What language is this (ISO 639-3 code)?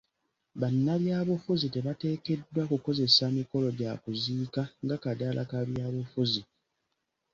lug